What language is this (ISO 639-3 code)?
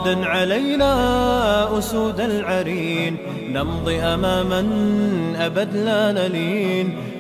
ara